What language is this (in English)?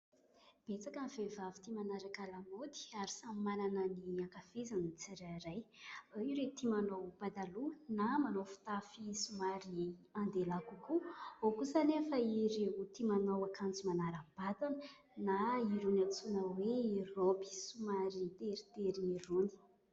Malagasy